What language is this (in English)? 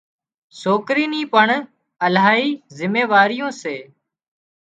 Wadiyara Koli